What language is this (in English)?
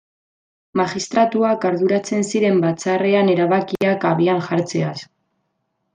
Basque